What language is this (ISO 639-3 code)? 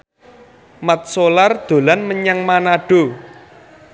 jav